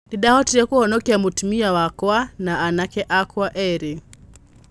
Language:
Kikuyu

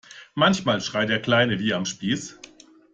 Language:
German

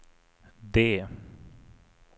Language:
Swedish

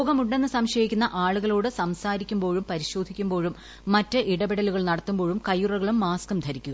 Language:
Malayalam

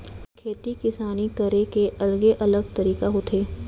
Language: Chhattisgarhi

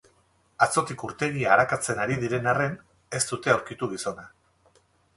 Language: Basque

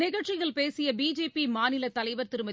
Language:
Tamil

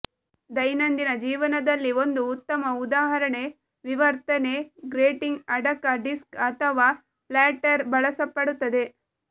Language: Kannada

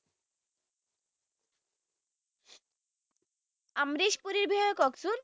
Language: Assamese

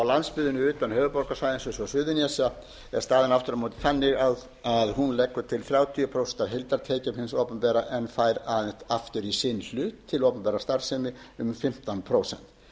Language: Icelandic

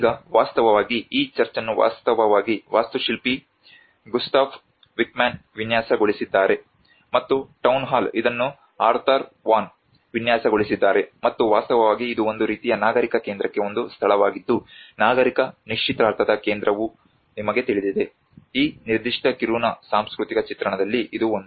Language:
Kannada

